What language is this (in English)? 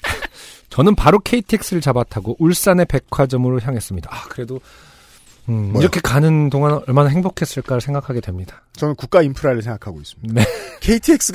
Korean